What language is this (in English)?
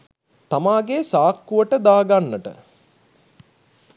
Sinhala